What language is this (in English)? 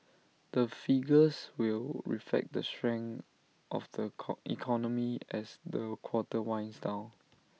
English